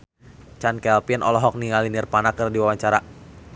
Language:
Sundanese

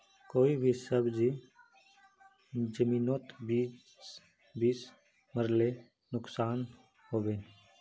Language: Magahi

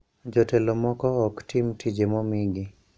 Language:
Luo (Kenya and Tanzania)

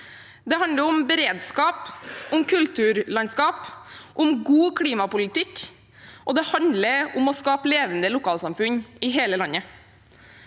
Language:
Norwegian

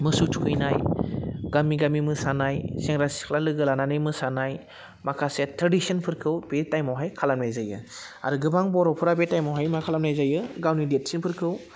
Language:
Bodo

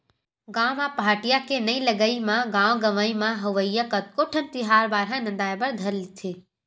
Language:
Chhattisgarhi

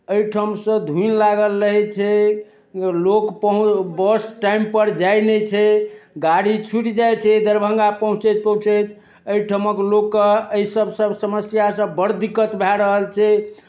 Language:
Maithili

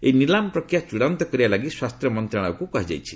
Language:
Odia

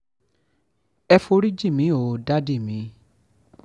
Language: Yoruba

